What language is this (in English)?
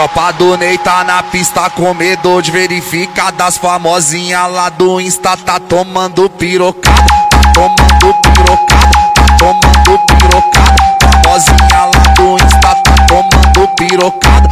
Portuguese